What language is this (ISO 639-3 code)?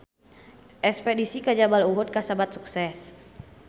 sun